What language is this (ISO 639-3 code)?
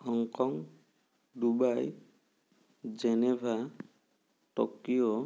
asm